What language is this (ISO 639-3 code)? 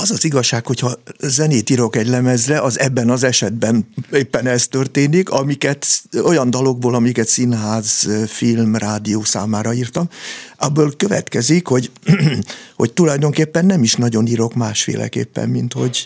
hun